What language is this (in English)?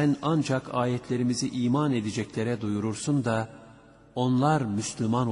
Turkish